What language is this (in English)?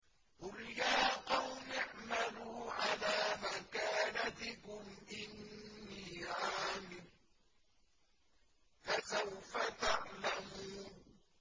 Arabic